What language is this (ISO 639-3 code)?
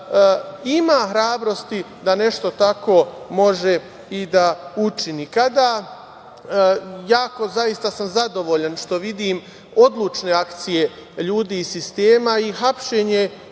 srp